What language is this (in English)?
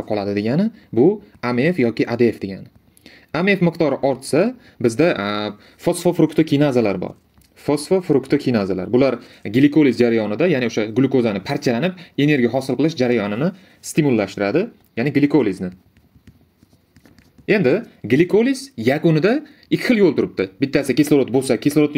Turkish